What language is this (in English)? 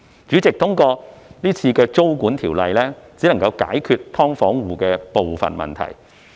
Cantonese